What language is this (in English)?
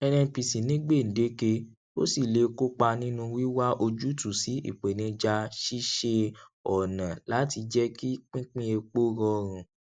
Yoruba